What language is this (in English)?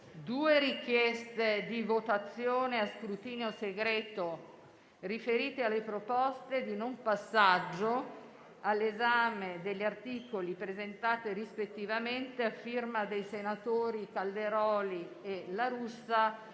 Italian